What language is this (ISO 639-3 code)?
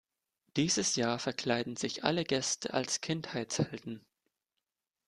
deu